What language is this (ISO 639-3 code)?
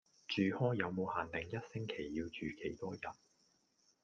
yue